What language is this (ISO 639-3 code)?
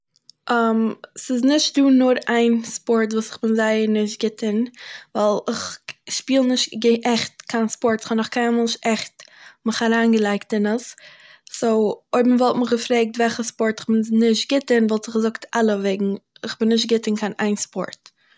yid